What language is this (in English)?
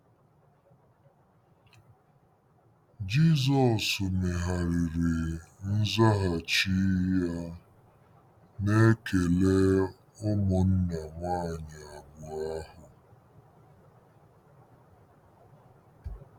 Igbo